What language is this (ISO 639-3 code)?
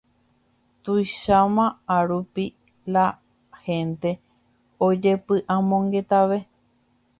grn